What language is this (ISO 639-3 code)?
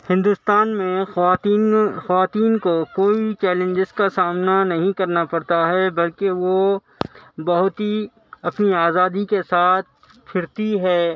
urd